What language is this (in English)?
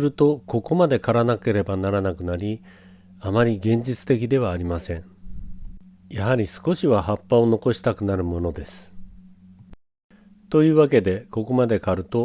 Japanese